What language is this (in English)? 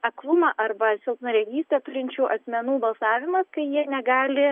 Lithuanian